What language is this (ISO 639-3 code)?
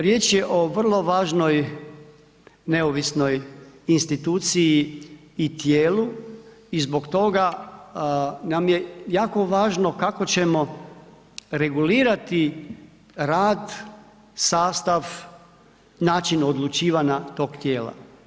hrv